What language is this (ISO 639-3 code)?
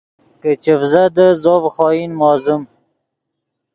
ydg